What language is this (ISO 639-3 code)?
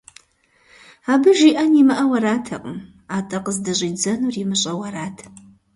kbd